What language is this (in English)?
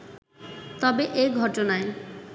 Bangla